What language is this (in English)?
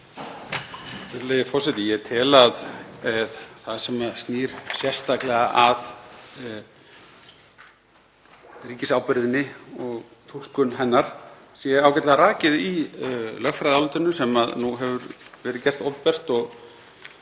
Icelandic